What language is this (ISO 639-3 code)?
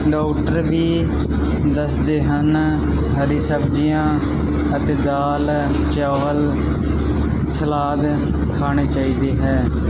pan